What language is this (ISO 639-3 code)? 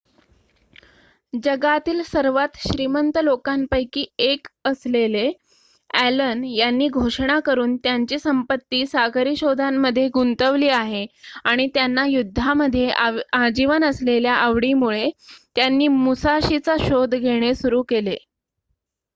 mar